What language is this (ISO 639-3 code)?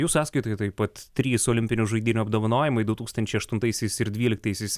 lit